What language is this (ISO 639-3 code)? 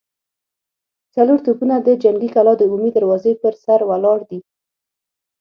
pus